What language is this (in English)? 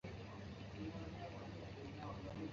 Chinese